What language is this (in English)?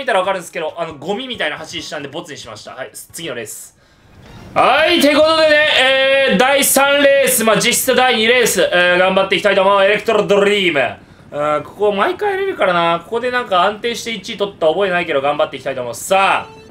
Japanese